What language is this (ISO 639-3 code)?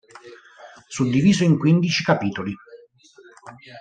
ita